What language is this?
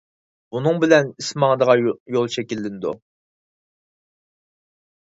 Uyghur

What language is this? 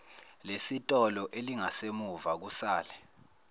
Zulu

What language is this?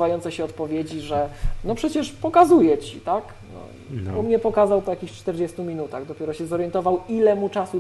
Polish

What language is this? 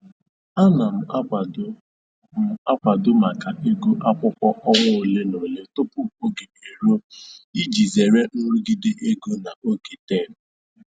Igbo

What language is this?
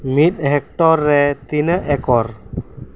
Santali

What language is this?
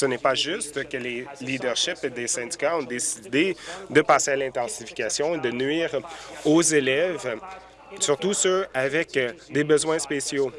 French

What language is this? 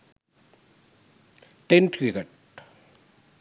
Sinhala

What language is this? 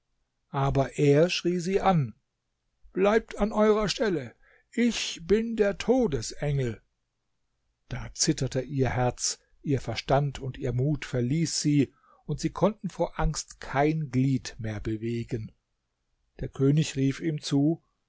German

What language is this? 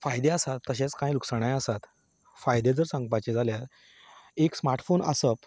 Konkani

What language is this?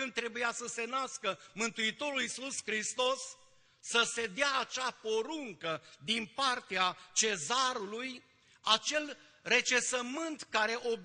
Romanian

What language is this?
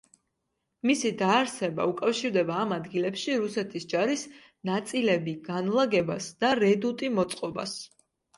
Georgian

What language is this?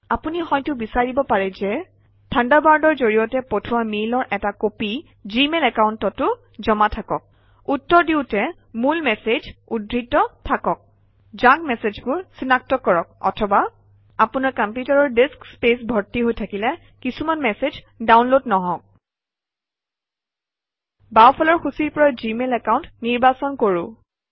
Assamese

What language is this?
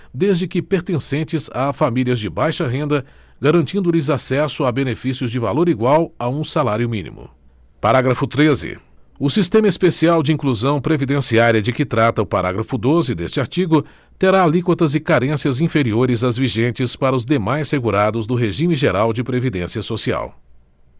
Portuguese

